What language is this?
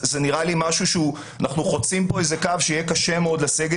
Hebrew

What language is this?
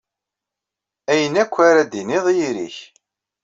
Kabyle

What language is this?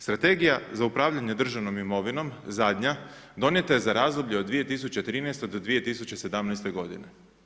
Croatian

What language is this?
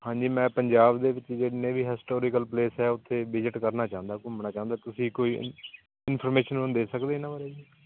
Punjabi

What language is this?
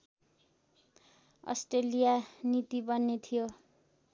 Nepali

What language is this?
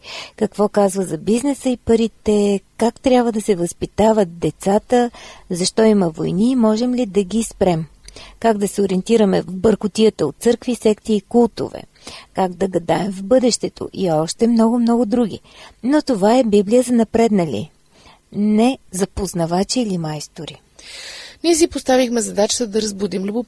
Bulgarian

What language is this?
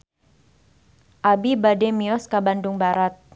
Sundanese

